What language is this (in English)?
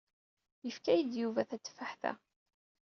Kabyle